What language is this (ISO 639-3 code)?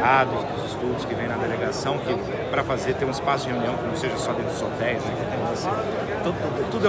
por